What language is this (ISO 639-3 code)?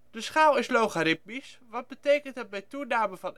nld